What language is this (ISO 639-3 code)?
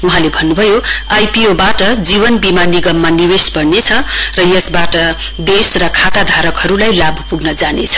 nep